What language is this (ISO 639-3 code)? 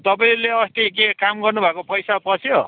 nep